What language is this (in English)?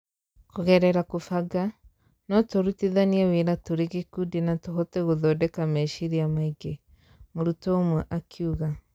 Kikuyu